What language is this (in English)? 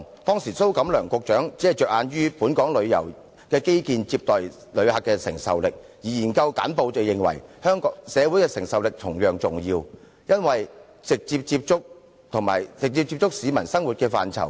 Cantonese